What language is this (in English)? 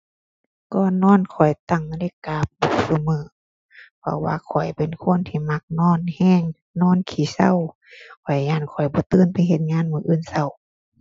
Thai